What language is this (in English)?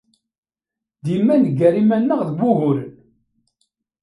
Kabyle